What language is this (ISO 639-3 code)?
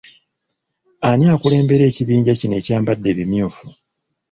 lug